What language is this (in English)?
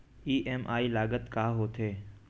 Chhattisgarhi